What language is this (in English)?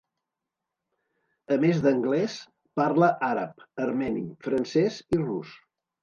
Catalan